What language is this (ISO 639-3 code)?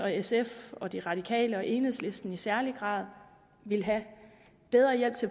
dan